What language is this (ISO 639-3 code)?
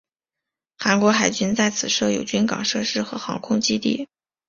zho